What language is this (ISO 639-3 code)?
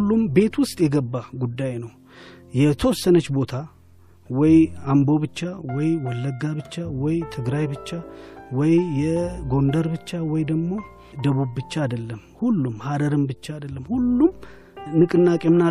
amh